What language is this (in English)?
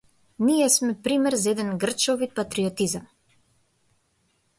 Macedonian